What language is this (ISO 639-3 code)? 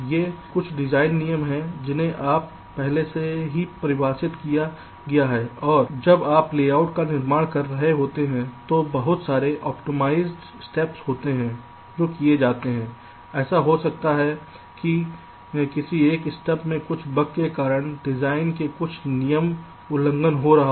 hin